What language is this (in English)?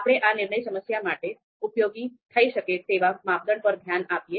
Gujarati